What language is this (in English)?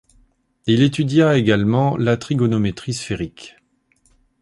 French